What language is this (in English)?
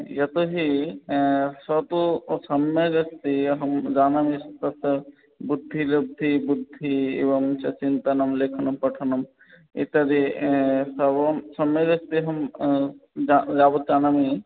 Sanskrit